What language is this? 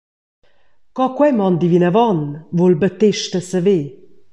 Romansh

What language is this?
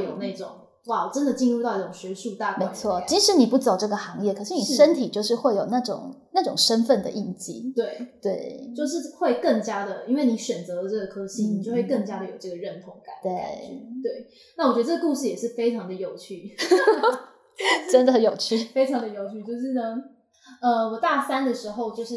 Chinese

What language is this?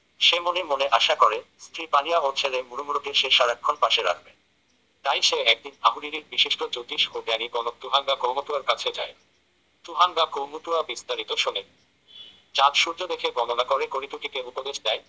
Bangla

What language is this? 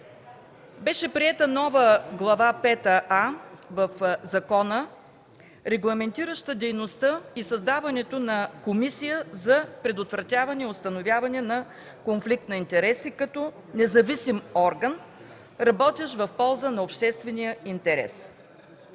Bulgarian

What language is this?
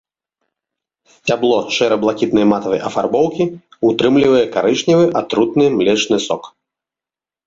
Belarusian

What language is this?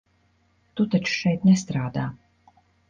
Latvian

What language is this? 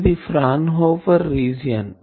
Telugu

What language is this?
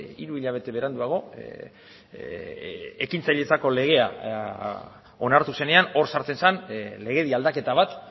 Basque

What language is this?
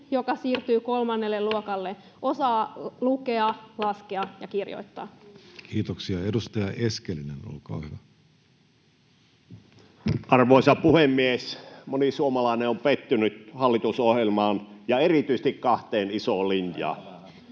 Finnish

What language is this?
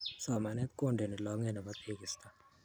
Kalenjin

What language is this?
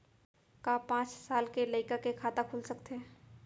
Chhattisgarhi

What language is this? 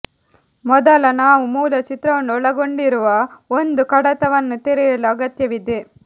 Kannada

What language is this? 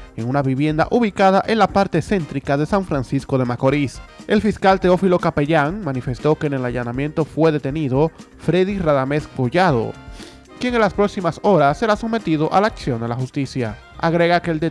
Spanish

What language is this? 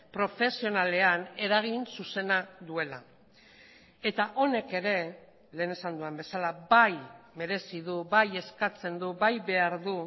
Basque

